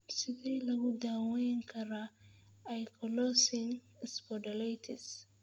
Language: Somali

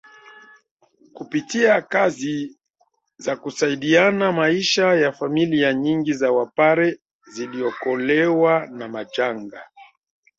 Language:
Swahili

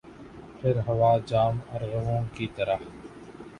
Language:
Urdu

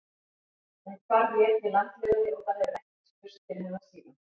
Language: Icelandic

